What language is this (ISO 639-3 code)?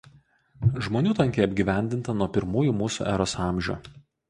lit